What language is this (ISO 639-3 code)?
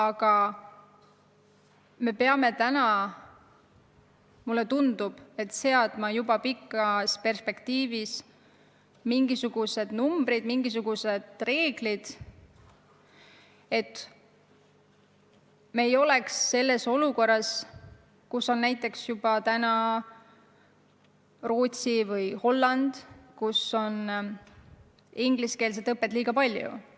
est